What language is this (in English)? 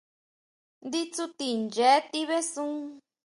Huautla Mazatec